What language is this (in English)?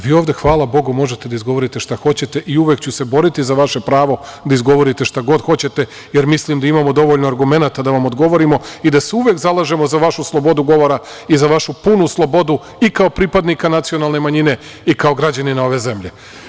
Serbian